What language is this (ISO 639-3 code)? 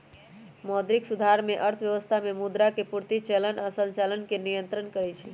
mag